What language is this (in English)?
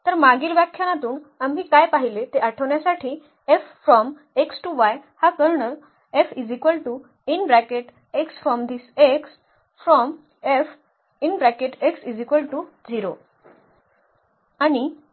Marathi